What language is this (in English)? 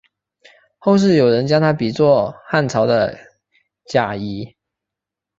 Chinese